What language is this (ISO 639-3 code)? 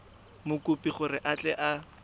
tsn